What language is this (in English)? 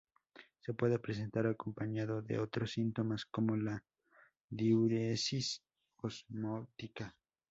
Spanish